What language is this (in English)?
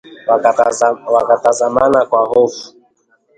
Swahili